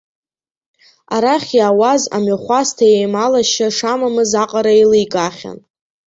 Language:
Abkhazian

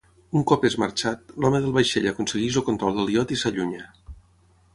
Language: Catalan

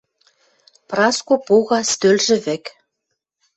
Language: Western Mari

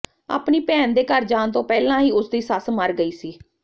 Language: Punjabi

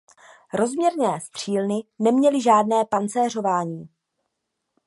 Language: Czech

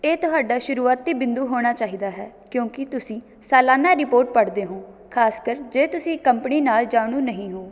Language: Punjabi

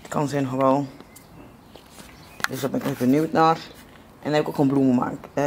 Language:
Dutch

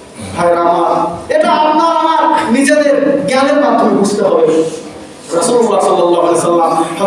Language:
Indonesian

